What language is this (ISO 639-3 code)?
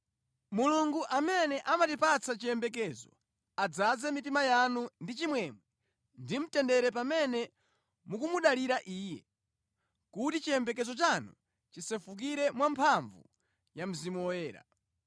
nya